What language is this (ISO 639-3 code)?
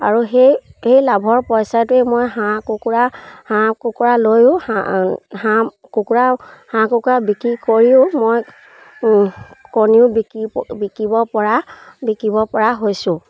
asm